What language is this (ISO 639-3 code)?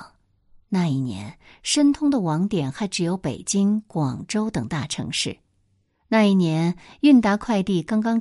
zho